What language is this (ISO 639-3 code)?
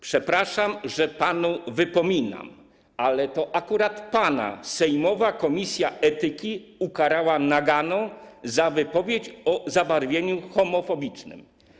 pol